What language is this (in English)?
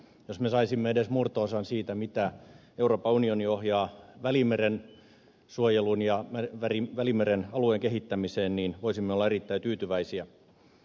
Finnish